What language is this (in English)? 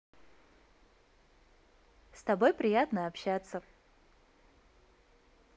Russian